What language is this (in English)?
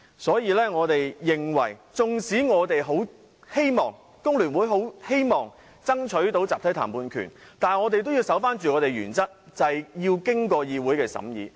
Cantonese